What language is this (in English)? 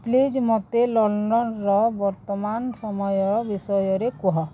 Odia